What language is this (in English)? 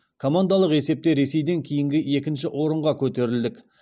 Kazakh